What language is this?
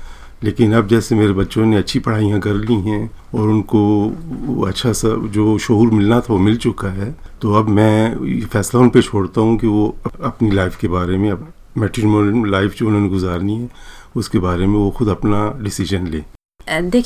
Hindi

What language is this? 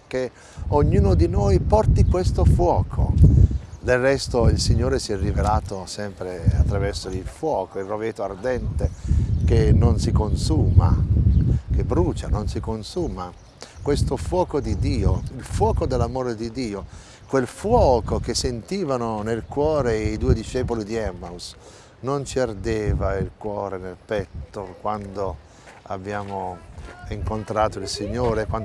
Italian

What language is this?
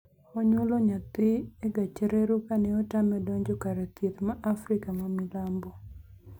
Luo (Kenya and Tanzania)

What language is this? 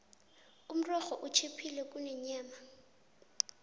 South Ndebele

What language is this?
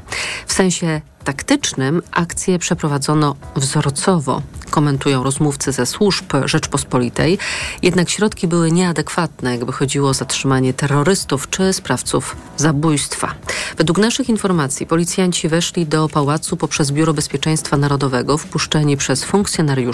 Polish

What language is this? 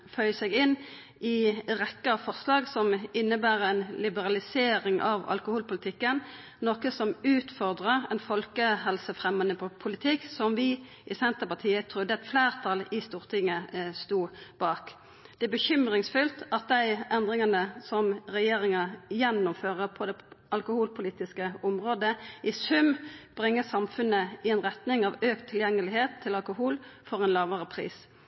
Norwegian Nynorsk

